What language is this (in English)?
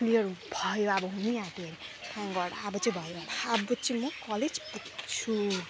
Nepali